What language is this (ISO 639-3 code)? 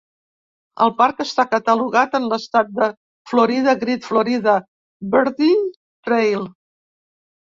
cat